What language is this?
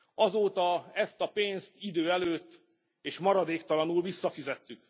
Hungarian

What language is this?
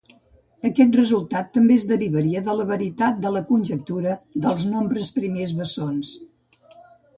Catalan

